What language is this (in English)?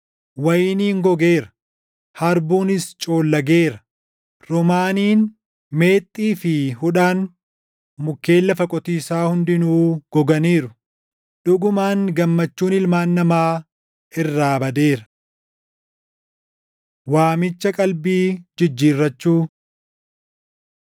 Oromo